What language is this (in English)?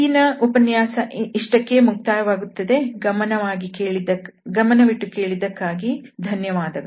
Kannada